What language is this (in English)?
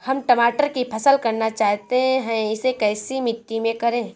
Hindi